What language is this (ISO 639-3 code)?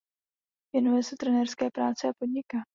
ces